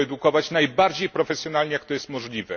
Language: Polish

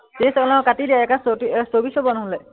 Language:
Assamese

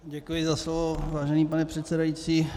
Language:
Czech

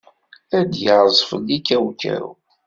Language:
Kabyle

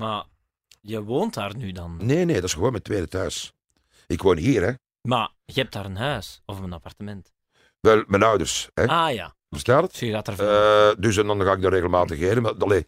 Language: Dutch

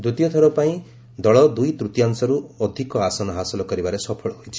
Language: Odia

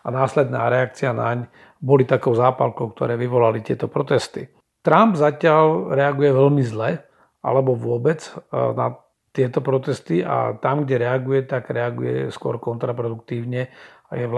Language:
Slovak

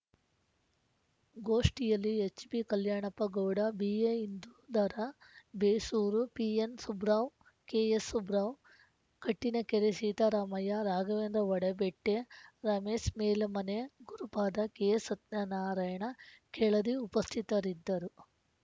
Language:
Kannada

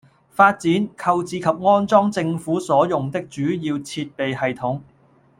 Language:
Cantonese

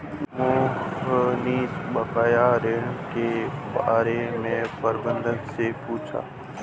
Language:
Hindi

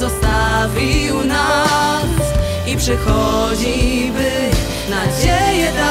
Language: Polish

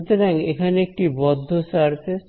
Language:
Bangla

